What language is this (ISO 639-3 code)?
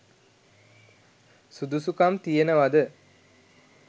sin